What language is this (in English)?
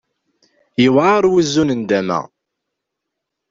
Kabyle